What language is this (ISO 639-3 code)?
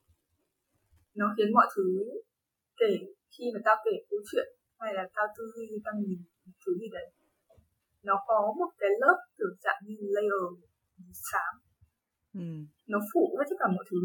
vie